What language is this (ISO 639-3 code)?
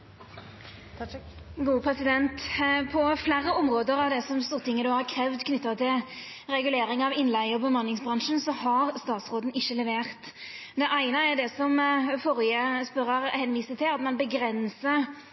nno